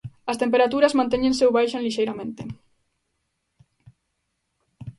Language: Galician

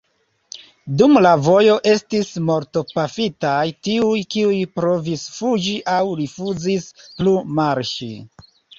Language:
Esperanto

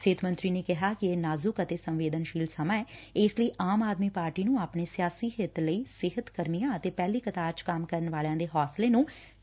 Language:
Punjabi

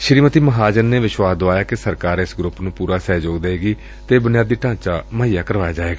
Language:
Punjabi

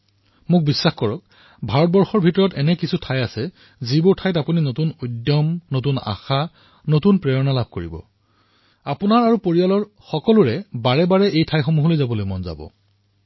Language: Assamese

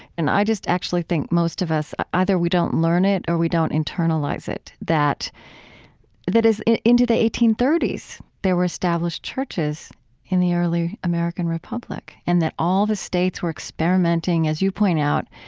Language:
English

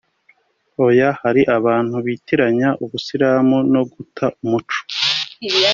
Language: Kinyarwanda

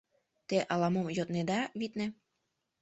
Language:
Mari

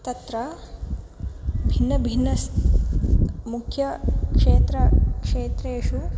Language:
Sanskrit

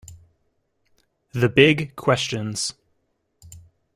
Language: English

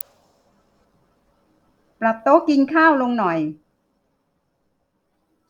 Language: Thai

